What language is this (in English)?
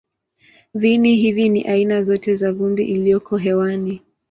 Swahili